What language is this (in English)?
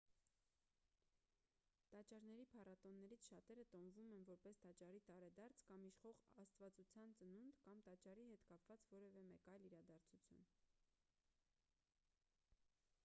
Armenian